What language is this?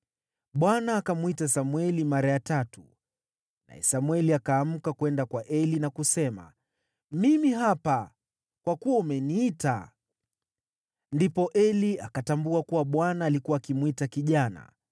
Swahili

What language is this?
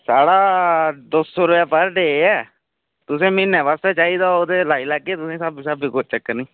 Dogri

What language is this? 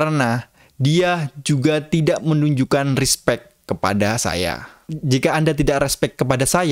Indonesian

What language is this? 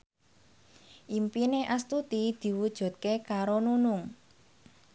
Javanese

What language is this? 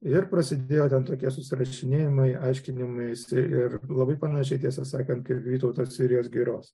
Lithuanian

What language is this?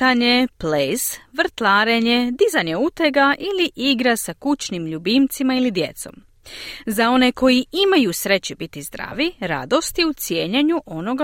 Croatian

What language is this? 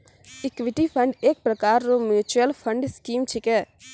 Maithili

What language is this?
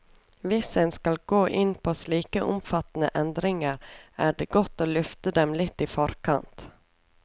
Norwegian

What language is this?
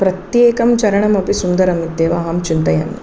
Sanskrit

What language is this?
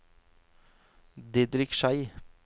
Norwegian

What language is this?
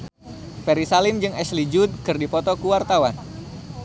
Sundanese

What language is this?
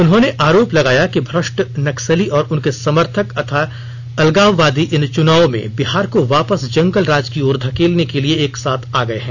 Hindi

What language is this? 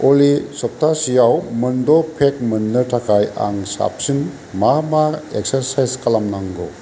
Bodo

